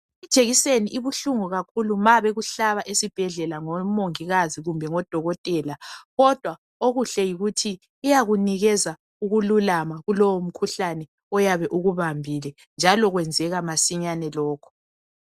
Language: North Ndebele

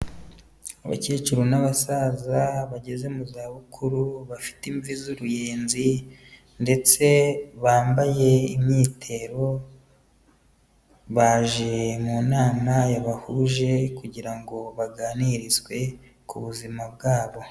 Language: Kinyarwanda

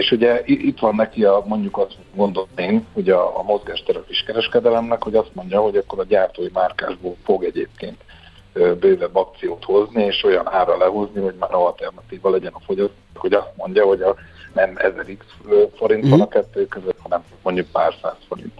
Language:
Hungarian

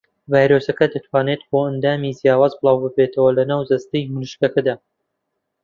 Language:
Central Kurdish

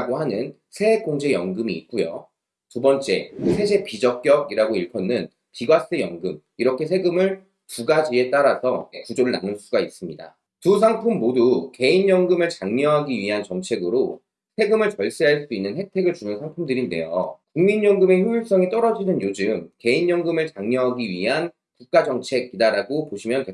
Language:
Korean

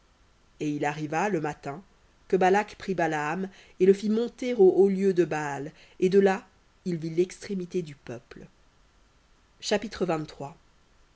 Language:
French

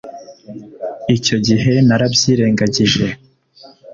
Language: Kinyarwanda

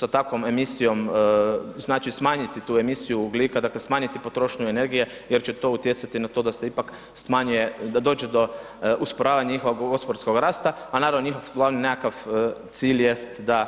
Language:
Croatian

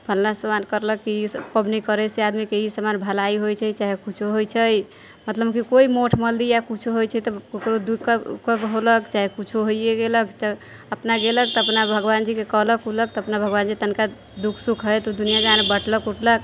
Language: Maithili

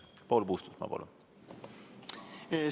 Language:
Estonian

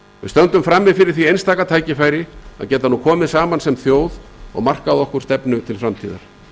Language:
Icelandic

